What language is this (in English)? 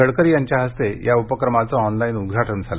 Marathi